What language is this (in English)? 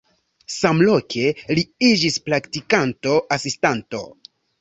Esperanto